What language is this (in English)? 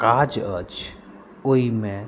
Maithili